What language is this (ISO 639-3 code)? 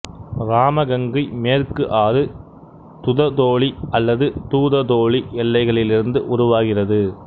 tam